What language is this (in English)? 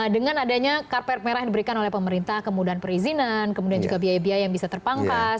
Indonesian